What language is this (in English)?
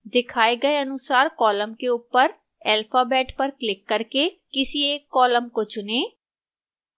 Hindi